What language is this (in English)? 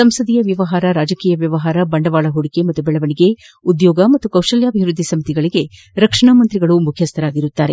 Kannada